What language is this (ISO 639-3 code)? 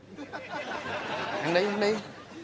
vie